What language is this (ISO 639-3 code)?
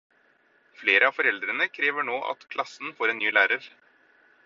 nob